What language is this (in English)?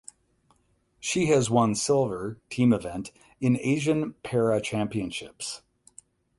English